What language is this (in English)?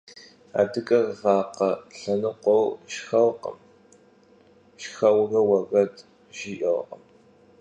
Kabardian